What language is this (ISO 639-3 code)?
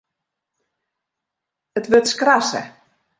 fry